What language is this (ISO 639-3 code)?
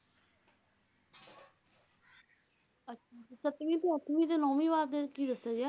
pan